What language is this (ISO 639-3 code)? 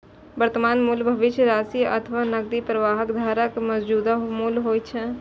mai